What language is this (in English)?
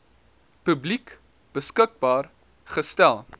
Afrikaans